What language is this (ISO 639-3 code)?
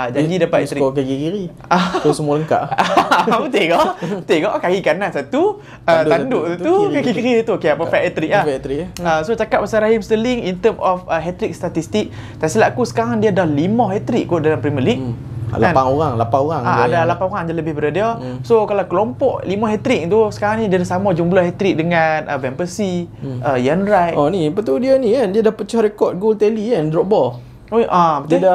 msa